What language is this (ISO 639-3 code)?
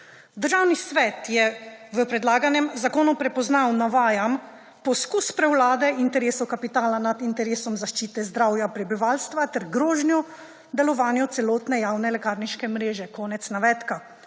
slv